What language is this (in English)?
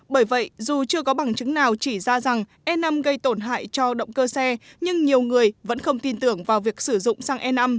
Vietnamese